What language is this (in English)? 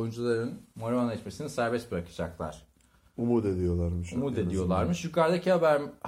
Turkish